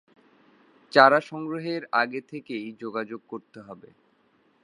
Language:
Bangla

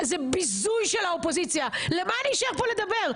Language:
Hebrew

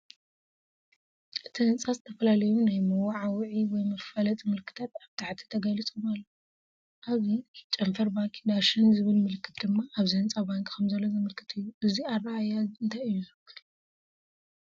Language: Tigrinya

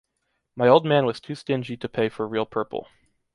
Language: English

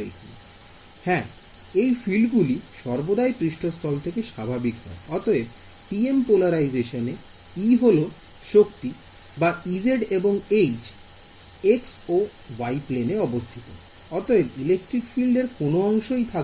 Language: Bangla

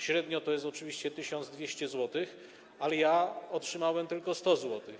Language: Polish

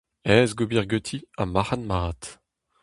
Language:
Breton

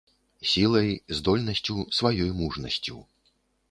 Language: Belarusian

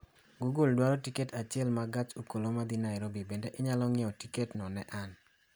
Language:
Luo (Kenya and Tanzania)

